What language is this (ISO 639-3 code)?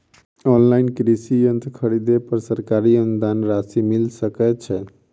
mai